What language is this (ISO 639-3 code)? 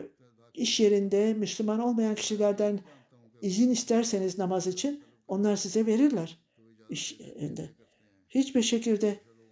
tur